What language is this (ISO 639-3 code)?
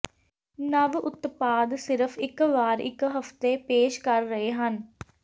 pan